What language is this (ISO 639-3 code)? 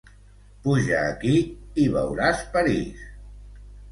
cat